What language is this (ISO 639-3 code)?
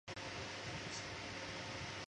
zho